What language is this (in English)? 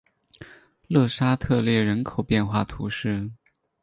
Chinese